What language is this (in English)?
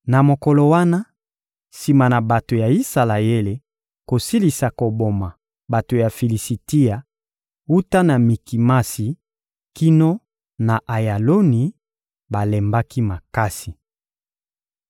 Lingala